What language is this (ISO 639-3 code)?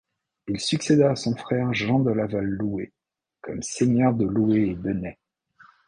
fra